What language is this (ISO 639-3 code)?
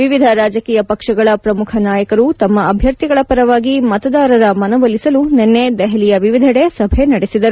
kan